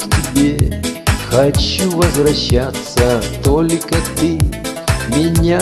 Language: Russian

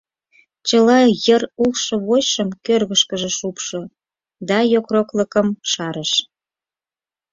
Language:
Mari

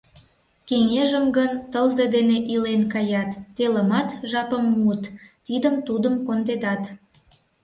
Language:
Mari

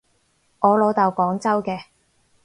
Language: Cantonese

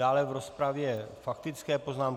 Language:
Czech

